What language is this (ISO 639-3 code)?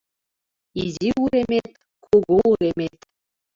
chm